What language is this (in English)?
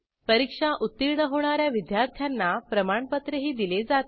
Marathi